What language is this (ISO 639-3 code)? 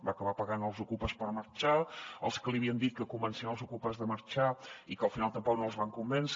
cat